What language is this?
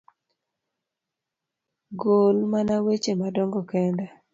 Luo (Kenya and Tanzania)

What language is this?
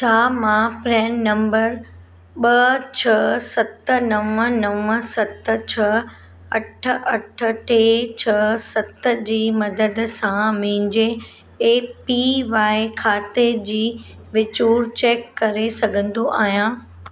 Sindhi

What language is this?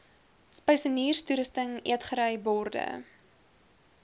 Afrikaans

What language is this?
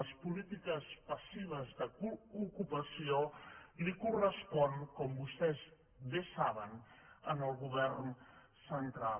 Catalan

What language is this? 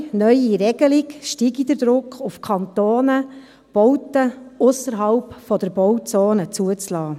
Swiss German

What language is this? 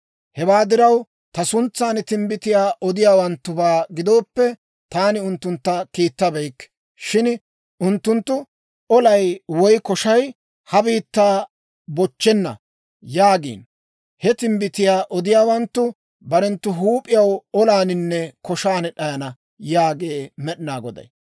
Dawro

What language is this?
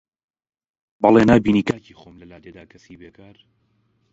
Central Kurdish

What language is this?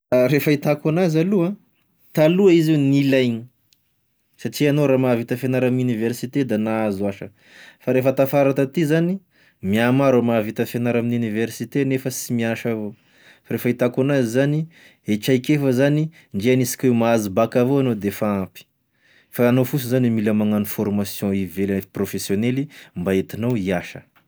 Tesaka Malagasy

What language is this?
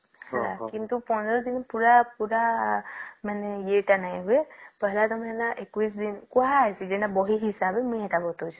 Odia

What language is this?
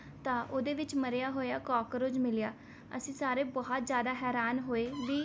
Punjabi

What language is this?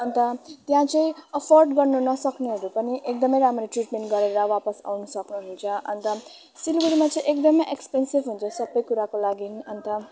Nepali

